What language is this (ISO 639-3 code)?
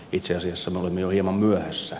fin